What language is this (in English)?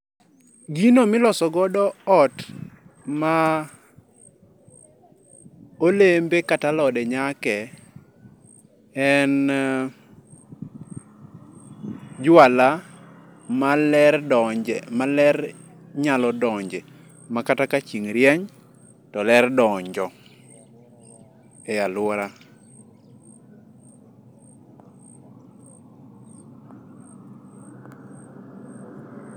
Luo (Kenya and Tanzania)